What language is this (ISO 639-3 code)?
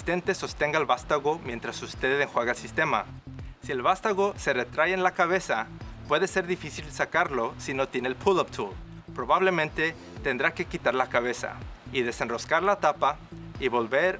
spa